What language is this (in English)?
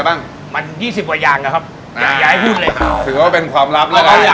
Thai